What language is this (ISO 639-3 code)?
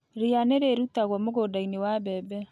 kik